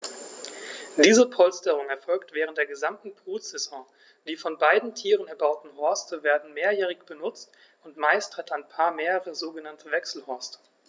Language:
German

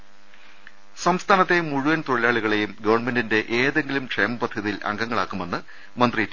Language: Malayalam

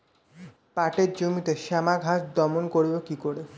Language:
Bangla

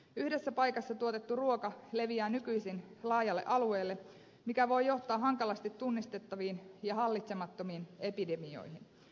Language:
Finnish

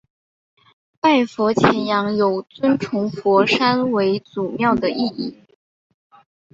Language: Chinese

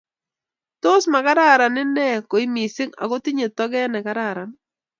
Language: Kalenjin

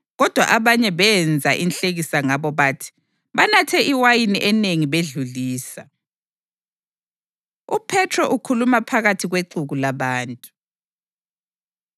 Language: North Ndebele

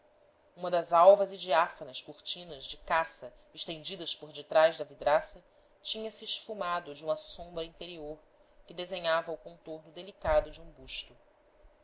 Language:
Portuguese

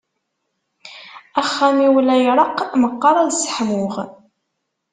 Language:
Kabyle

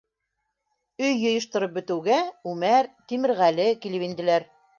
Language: Bashkir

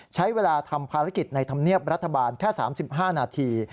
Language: Thai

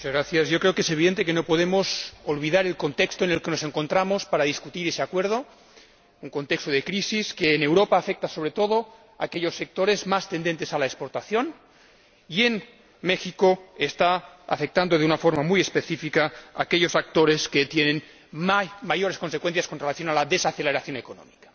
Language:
Spanish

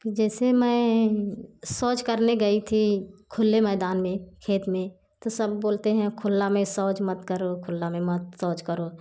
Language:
Hindi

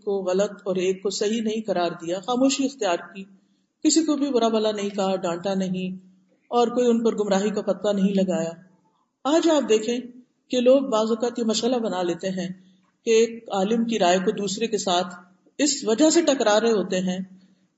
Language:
Urdu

